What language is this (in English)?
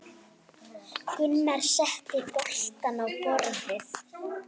Icelandic